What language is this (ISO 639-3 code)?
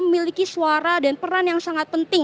ind